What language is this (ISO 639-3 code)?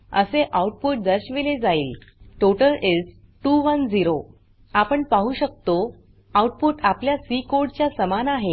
mar